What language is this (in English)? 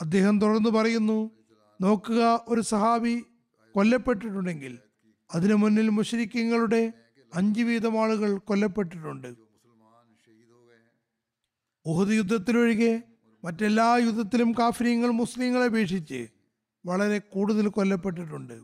Malayalam